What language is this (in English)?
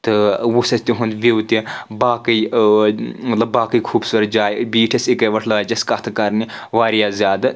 Kashmiri